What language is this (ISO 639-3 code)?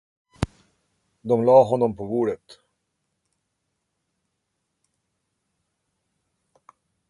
swe